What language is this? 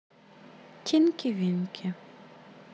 Russian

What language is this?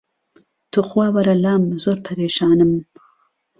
Central Kurdish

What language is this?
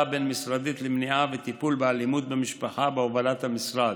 Hebrew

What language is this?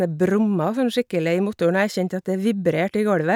Norwegian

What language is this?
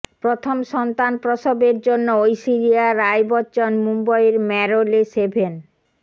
Bangla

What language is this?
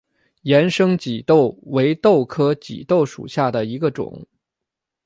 Chinese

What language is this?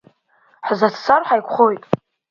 Abkhazian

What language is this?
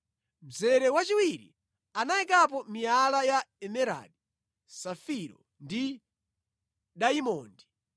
Nyanja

